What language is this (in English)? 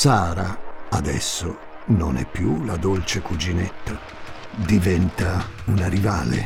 Italian